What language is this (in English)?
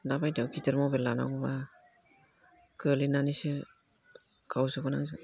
Bodo